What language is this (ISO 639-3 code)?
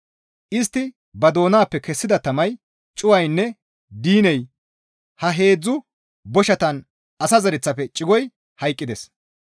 gmv